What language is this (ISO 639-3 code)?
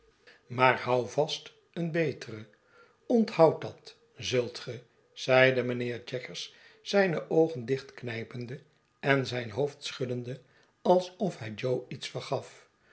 nld